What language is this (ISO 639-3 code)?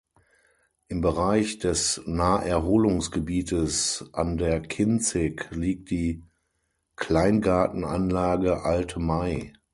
deu